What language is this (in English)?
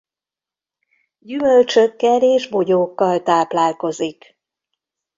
Hungarian